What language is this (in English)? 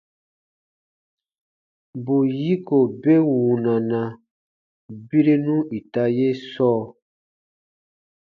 Baatonum